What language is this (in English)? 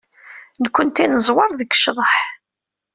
Kabyle